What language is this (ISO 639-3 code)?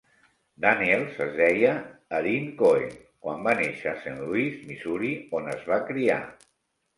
cat